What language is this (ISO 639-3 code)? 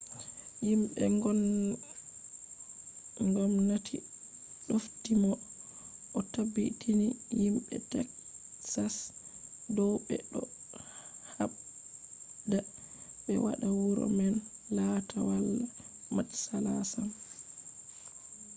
ful